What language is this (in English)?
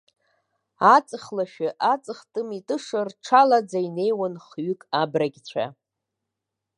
Abkhazian